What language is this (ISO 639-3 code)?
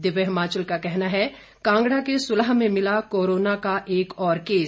hin